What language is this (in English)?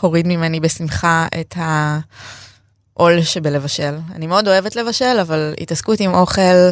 Hebrew